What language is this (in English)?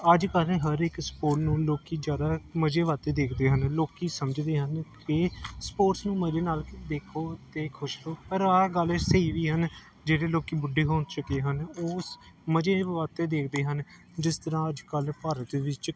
Punjabi